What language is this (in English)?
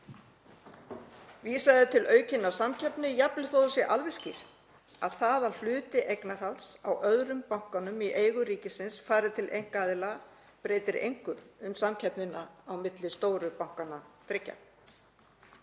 Icelandic